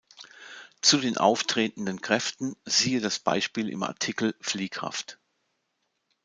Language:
German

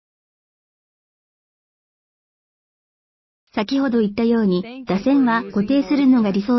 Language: Japanese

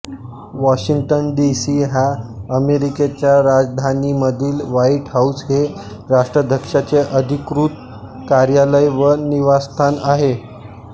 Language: Marathi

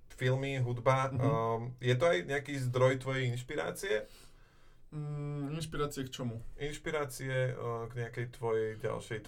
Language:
Slovak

